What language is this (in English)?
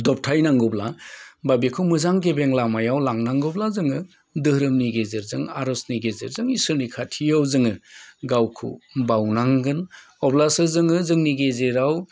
Bodo